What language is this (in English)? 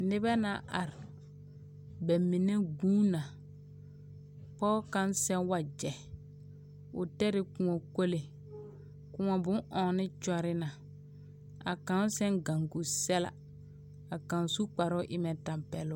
Southern Dagaare